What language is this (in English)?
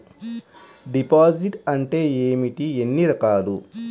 Telugu